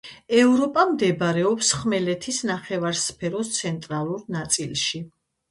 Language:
Georgian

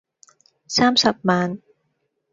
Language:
Cantonese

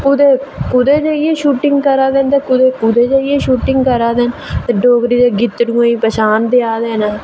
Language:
Dogri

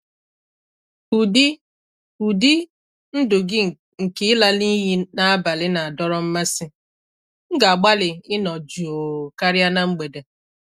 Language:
Igbo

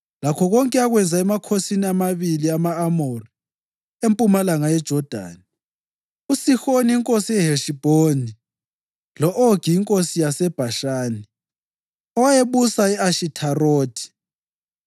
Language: North Ndebele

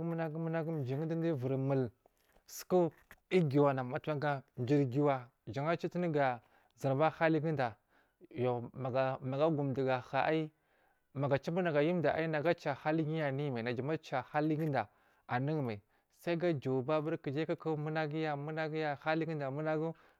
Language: Marghi South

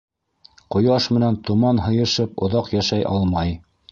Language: Bashkir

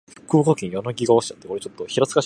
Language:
Japanese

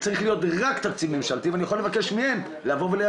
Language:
Hebrew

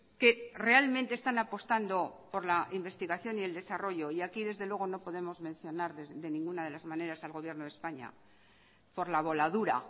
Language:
Spanish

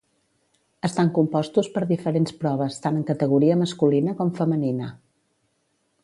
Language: Catalan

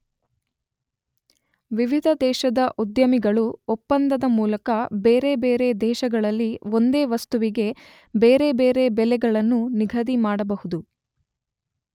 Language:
Kannada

